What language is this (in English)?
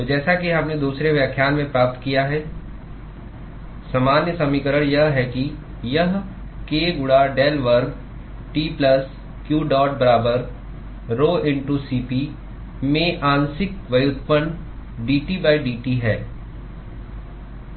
Hindi